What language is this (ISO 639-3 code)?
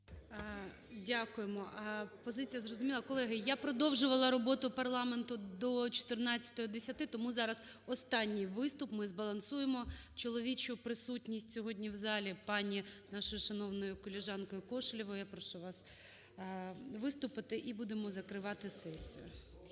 ukr